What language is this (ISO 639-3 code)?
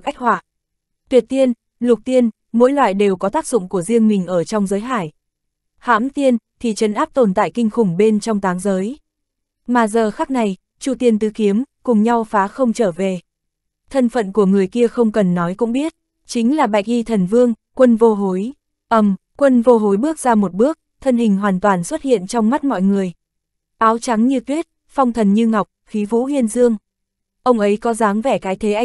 vie